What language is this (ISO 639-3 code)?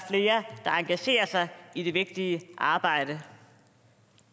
dan